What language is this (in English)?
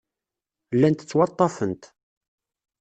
Kabyle